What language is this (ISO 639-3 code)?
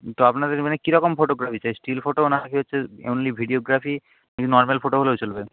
ben